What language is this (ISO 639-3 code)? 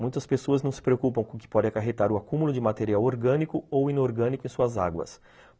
por